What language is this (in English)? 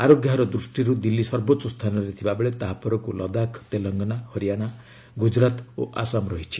Odia